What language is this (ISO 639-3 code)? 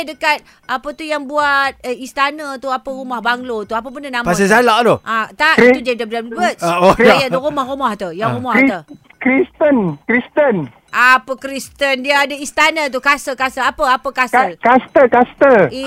msa